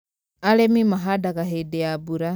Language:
Kikuyu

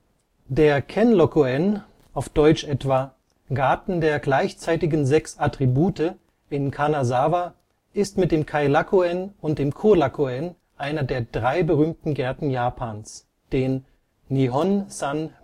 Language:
German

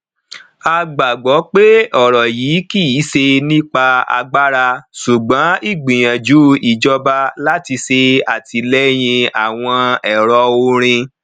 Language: Yoruba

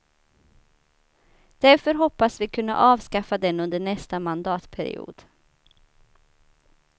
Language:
Swedish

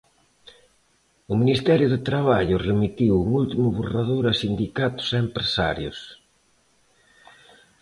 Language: Galician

